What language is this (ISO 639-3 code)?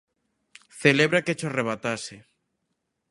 glg